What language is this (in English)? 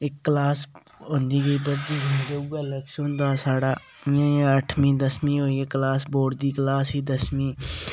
Dogri